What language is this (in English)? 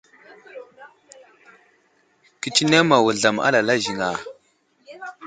Wuzlam